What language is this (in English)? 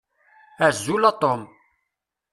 Kabyle